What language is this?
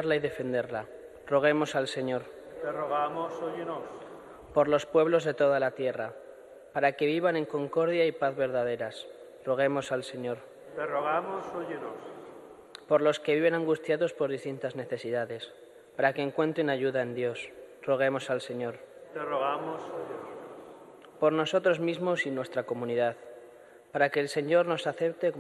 Spanish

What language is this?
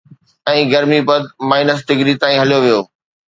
Sindhi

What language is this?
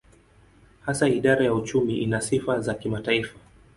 Swahili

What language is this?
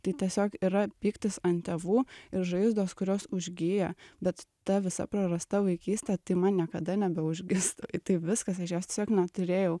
Lithuanian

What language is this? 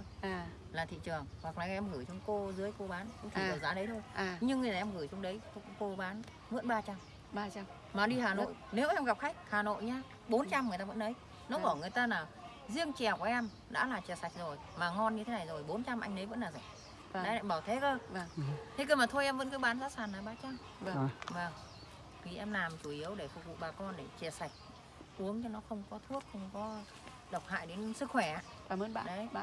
Vietnamese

